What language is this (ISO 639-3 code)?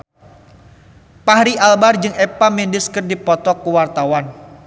sun